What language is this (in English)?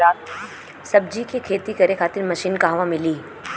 Bhojpuri